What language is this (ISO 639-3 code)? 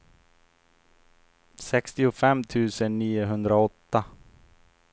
swe